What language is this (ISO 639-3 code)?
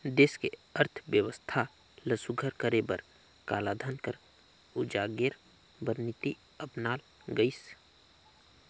hne